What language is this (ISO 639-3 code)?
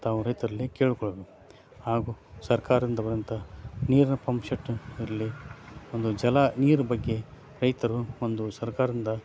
kan